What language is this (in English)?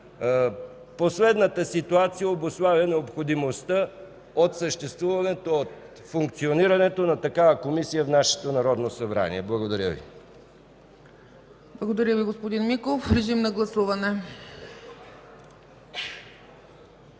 Bulgarian